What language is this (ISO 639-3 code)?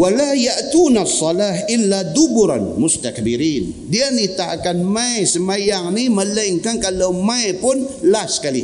msa